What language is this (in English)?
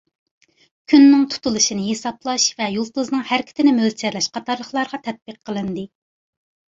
Uyghur